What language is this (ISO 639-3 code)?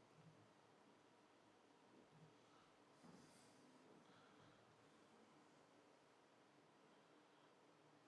fra